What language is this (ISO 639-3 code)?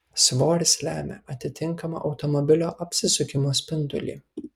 lit